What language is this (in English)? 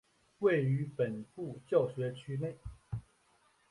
Chinese